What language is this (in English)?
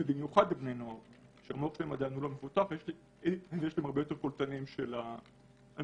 Hebrew